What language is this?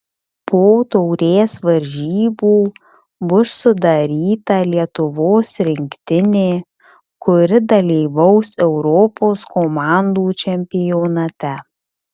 Lithuanian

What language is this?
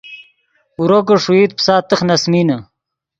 Yidgha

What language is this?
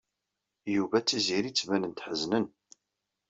Kabyle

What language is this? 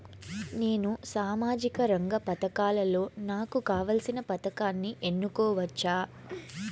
Telugu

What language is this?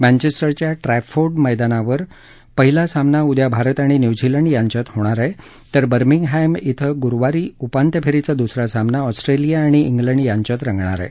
Marathi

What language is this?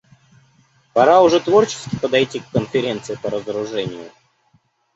Russian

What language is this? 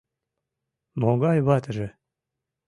Mari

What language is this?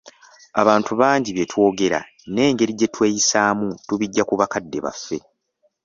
Ganda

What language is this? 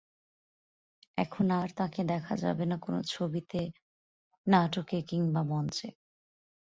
Bangla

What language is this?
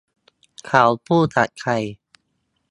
Thai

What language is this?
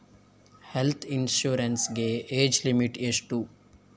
Kannada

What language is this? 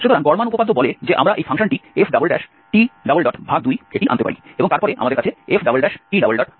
Bangla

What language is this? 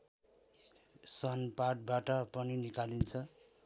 Nepali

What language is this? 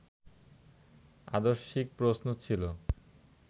Bangla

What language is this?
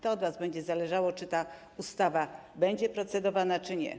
Polish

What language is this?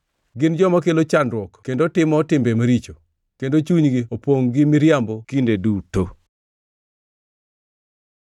Luo (Kenya and Tanzania)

